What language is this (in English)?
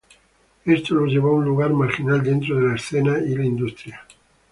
Spanish